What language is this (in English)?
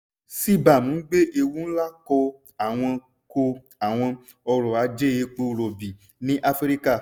Yoruba